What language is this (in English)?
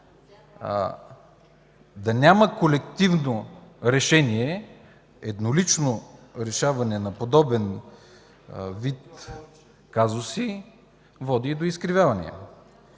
Bulgarian